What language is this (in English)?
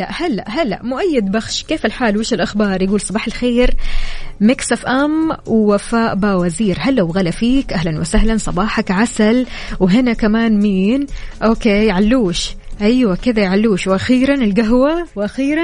Arabic